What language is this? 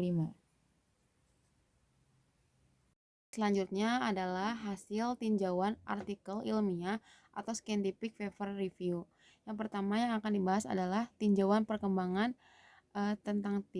Indonesian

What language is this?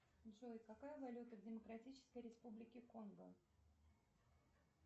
Russian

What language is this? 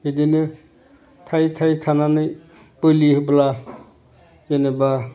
Bodo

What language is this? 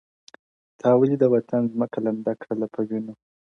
Pashto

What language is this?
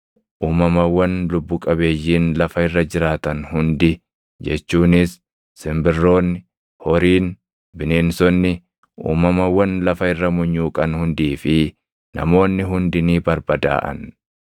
Oromo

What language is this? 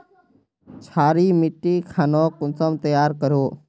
Magahi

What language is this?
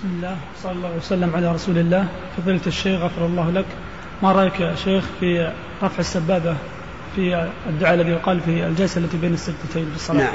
Arabic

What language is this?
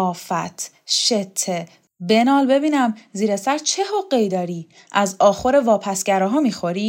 Persian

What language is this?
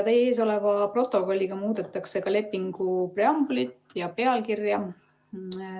Estonian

